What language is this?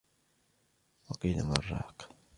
Arabic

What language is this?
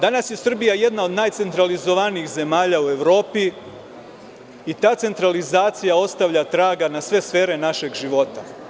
Serbian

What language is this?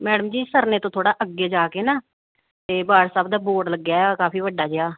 Punjabi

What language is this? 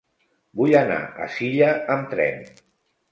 Catalan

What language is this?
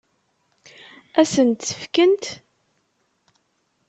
Kabyle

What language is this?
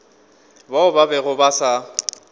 Northern Sotho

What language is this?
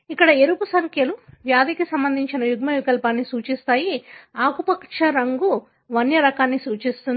Telugu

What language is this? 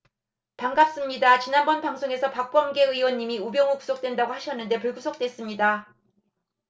Korean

